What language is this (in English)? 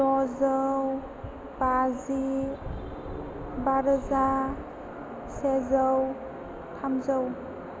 Bodo